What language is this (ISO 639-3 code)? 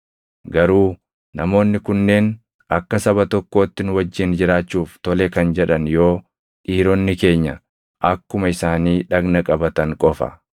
orm